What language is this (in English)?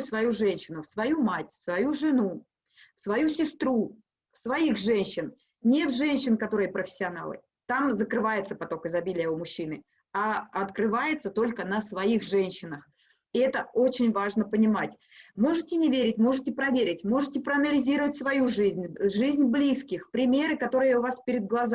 Russian